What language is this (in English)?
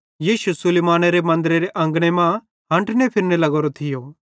Bhadrawahi